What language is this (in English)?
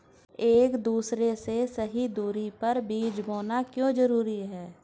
Hindi